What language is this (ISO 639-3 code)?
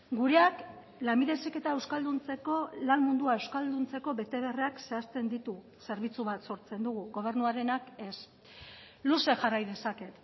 eus